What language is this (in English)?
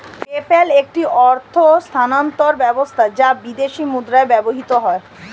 Bangla